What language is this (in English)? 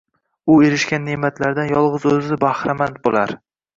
Uzbek